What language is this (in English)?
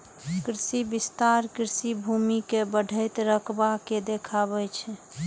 Maithili